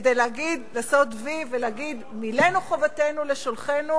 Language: Hebrew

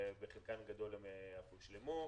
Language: Hebrew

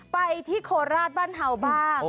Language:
Thai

